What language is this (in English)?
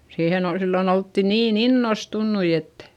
Finnish